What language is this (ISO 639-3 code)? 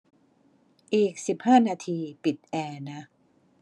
tha